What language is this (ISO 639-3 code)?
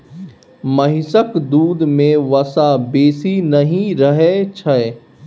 mai